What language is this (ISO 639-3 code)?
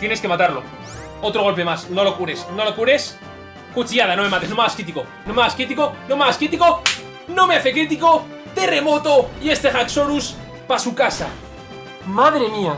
spa